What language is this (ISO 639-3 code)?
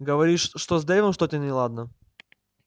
rus